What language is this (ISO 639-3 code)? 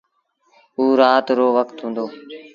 sbn